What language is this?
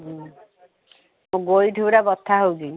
Odia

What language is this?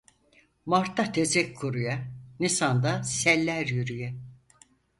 Turkish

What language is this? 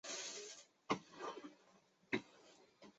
Chinese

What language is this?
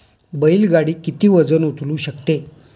Marathi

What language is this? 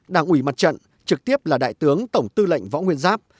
Vietnamese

